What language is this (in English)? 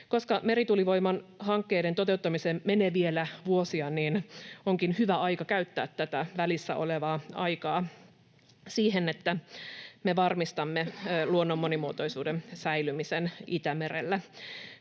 Finnish